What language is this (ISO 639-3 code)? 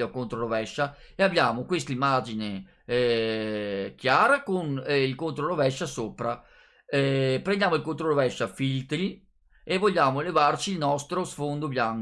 ita